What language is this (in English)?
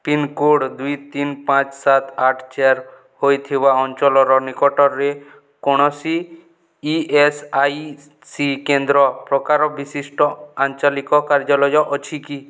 Odia